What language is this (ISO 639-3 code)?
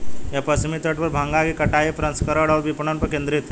hin